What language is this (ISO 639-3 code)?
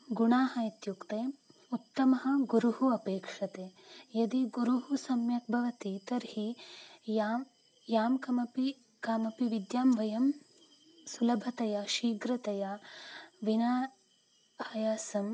san